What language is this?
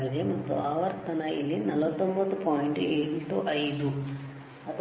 Kannada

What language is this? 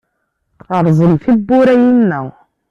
Kabyle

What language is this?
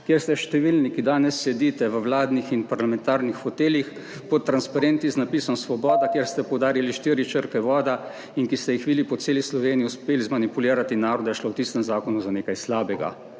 Slovenian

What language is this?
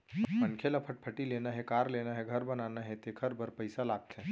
Chhattisgarhi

